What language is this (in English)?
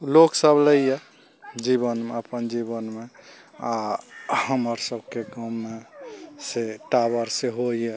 Maithili